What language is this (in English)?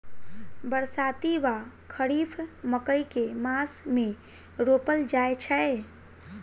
Maithili